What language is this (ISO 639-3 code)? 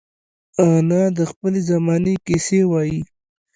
pus